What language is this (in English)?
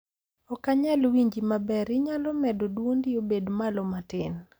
Luo (Kenya and Tanzania)